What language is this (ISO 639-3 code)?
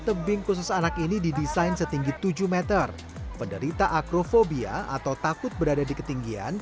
ind